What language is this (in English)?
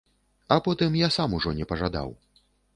Belarusian